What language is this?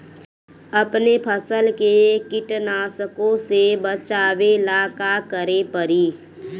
Bhojpuri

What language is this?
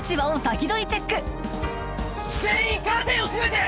Japanese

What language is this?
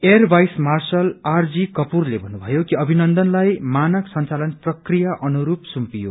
Nepali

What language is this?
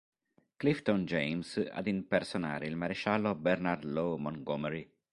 Italian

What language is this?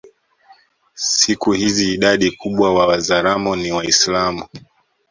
Swahili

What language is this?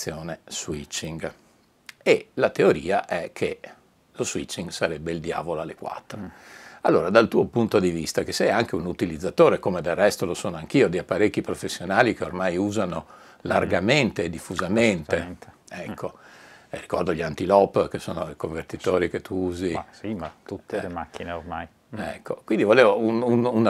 Italian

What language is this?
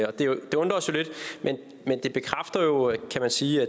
Danish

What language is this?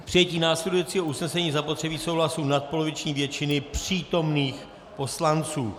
Czech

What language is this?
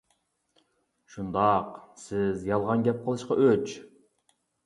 Uyghur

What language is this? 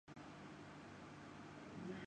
Urdu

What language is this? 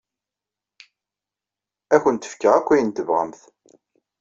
Kabyle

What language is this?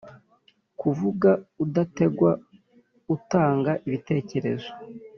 Kinyarwanda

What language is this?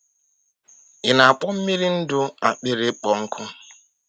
Igbo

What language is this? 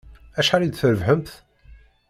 Kabyle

